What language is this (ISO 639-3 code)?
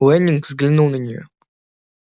rus